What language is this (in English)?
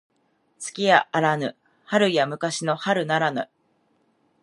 Japanese